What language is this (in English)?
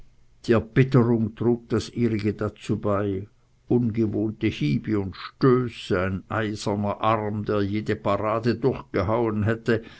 German